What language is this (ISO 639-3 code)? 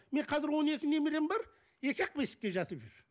kaz